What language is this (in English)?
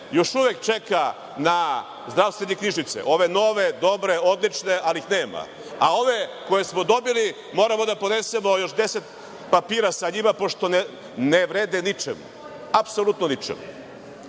Serbian